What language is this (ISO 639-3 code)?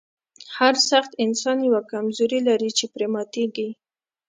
pus